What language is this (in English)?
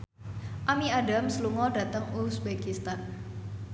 Javanese